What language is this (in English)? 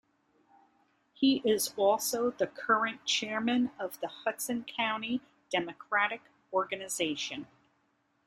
English